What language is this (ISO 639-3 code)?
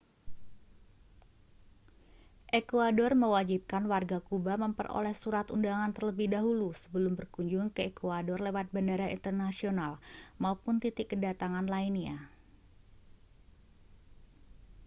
ind